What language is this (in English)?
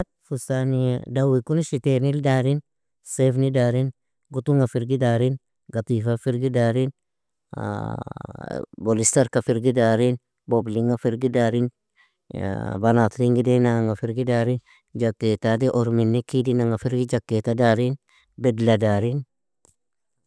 Nobiin